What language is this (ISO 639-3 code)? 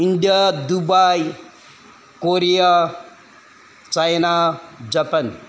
mni